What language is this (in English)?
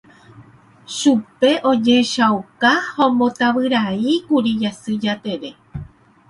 Guarani